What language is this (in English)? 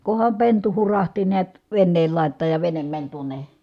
Finnish